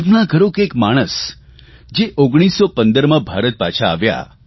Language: Gujarati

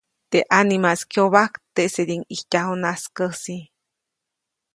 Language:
Copainalá Zoque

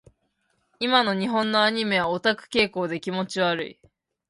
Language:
Japanese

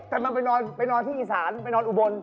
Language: Thai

